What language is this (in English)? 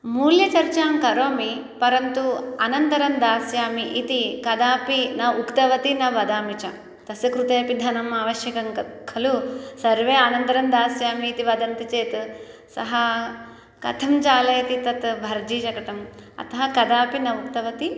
Sanskrit